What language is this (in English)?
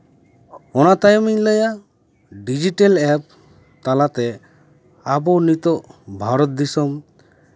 Santali